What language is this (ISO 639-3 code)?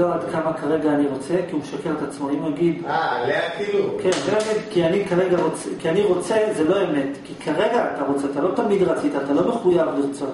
heb